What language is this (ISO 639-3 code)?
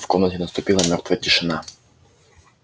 rus